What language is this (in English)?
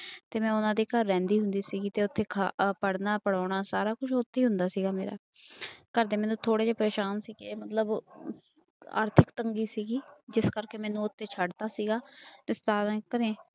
Punjabi